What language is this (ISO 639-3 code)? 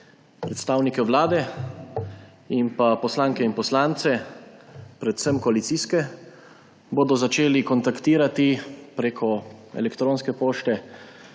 slv